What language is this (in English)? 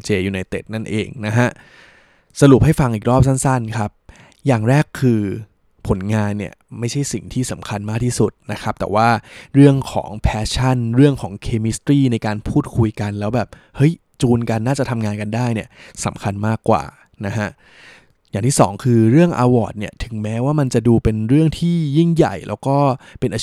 Thai